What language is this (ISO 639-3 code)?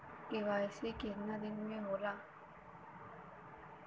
bho